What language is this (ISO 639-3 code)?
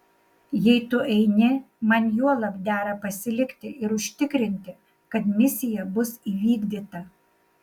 lit